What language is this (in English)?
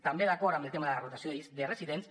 Catalan